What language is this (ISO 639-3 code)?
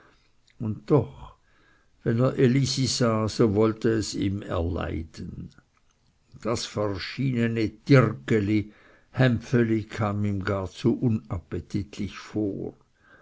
deu